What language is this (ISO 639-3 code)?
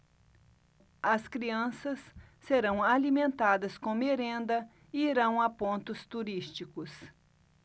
por